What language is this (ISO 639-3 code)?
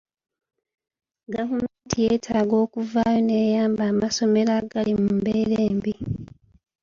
lug